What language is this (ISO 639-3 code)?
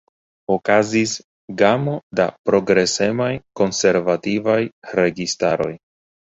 epo